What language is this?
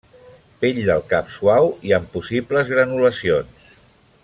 Catalan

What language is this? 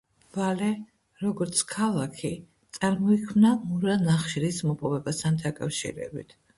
Georgian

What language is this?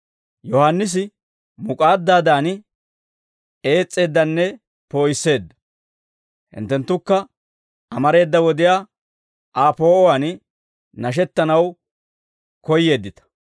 Dawro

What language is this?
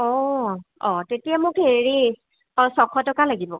Assamese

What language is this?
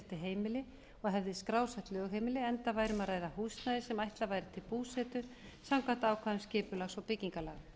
Icelandic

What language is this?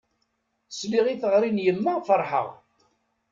Kabyle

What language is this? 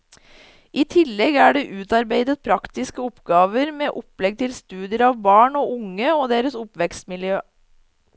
Norwegian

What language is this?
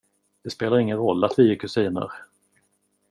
Swedish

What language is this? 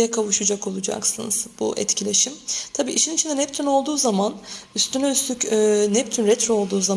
Turkish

